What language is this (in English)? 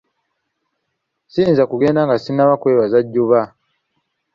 Ganda